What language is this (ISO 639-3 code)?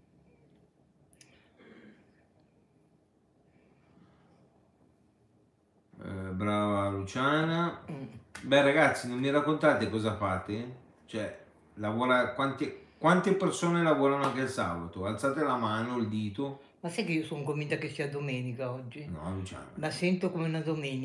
ita